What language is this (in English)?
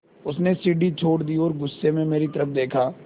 Hindi